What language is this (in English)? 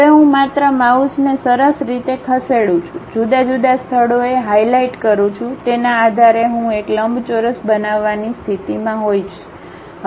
Gujarati